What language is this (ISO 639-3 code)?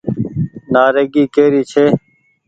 gig